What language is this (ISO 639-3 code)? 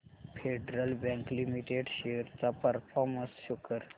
mar